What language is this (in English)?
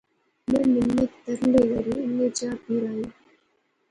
Pahari-Potwari